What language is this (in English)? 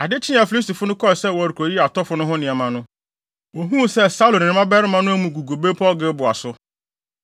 Akan